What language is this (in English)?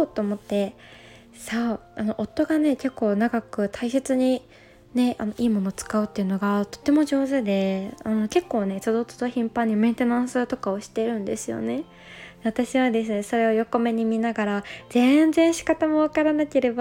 Japanese